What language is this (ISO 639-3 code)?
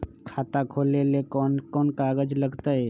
mag